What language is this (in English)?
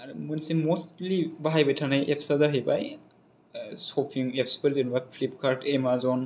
Bodo